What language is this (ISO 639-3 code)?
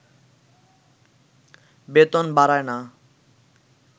ben